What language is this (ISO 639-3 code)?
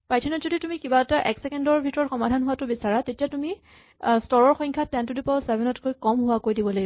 asm